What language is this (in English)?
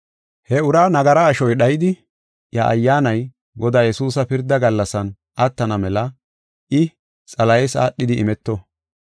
Gofa